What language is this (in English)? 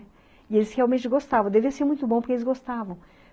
Portuguese